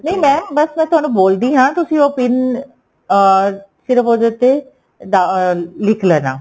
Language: Punjabi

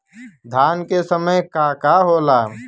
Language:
Bhojpuri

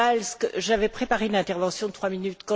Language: French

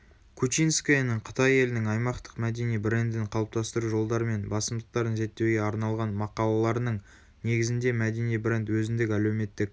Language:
Kazakh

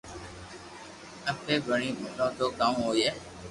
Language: Loarki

